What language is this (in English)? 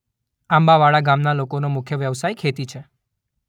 Gujarati